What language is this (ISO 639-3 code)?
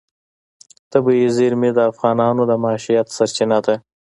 pus